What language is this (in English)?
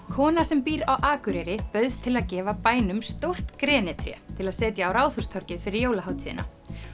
Icelandic